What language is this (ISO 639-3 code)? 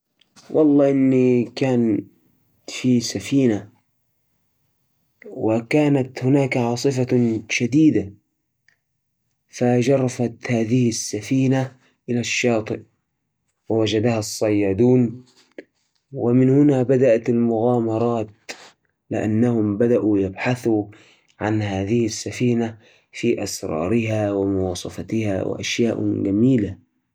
ars